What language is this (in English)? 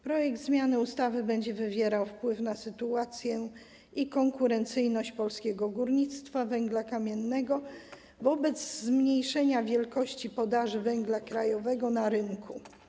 Polish